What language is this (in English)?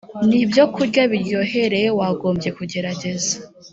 Kinyarwanda